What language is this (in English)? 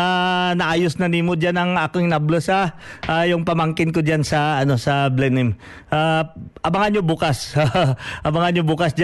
Filipino